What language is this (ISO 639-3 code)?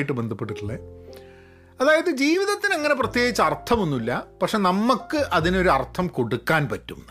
mal